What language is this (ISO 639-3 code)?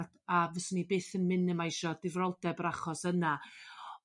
cym